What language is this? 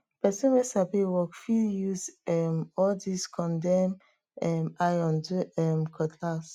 Nigerian Pidgin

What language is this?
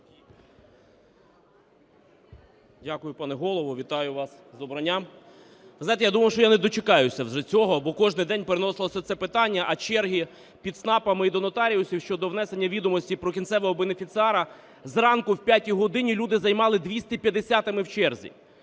Ukrainian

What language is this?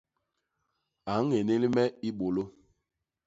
Basaa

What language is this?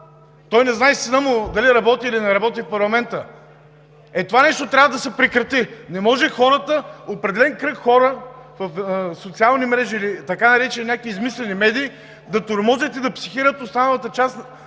Bulgarian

